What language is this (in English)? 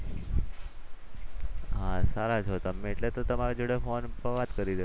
Gujarati